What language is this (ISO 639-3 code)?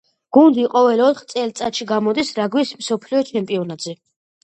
kat